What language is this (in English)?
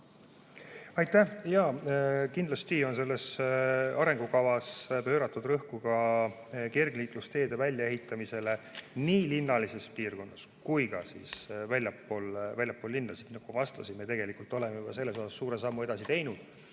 Estonian